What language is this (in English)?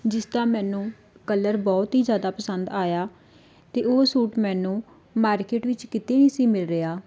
Punjabi